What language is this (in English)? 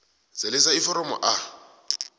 South Ndebele